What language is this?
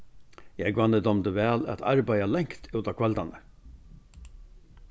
Faroese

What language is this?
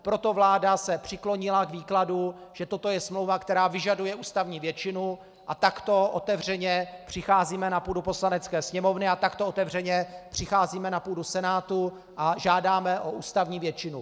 Czech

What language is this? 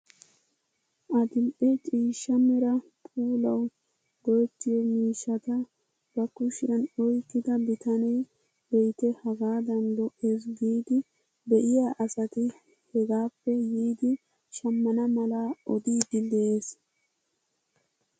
Wolaytta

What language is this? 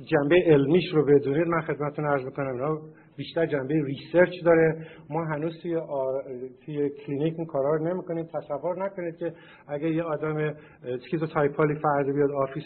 Persian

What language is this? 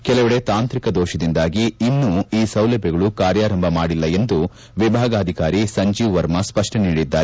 Kannada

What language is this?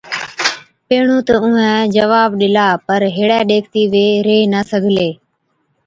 Od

